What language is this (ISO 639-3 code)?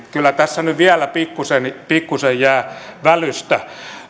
fin